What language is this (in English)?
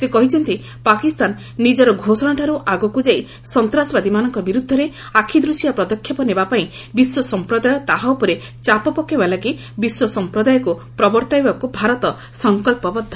Odia